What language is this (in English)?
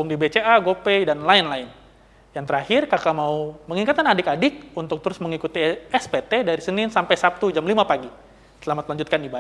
Indonesian